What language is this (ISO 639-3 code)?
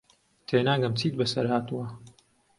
ckb